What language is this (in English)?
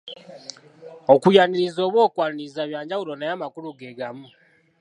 Ganda